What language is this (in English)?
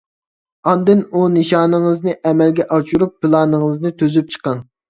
Uyghur